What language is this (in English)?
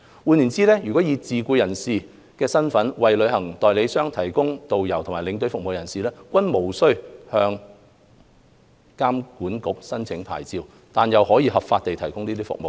Cantonese